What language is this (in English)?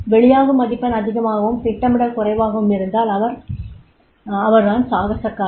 Tamil